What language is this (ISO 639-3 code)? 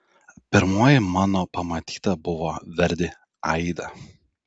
lit